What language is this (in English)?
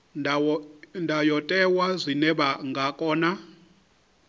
Venda